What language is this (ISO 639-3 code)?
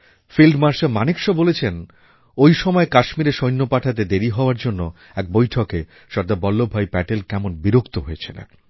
ben